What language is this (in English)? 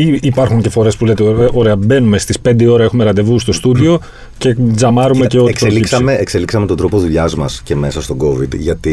Greek